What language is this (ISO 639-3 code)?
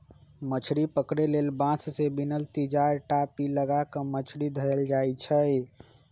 mag